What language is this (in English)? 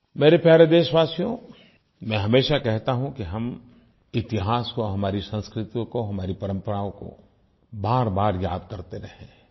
Hindi